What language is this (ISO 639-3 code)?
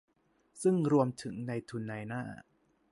tha